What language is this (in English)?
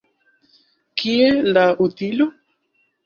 Esperanto